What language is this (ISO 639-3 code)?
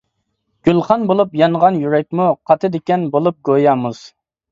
uig